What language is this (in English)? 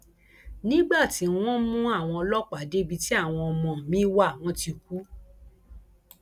Yoruba